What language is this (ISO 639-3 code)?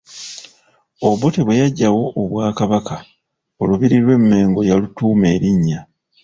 lug